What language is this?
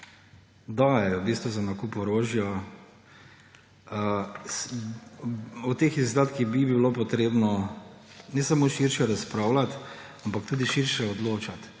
Slovenian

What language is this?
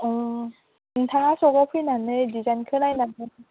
Bodo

